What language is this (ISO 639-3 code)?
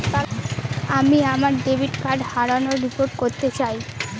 ben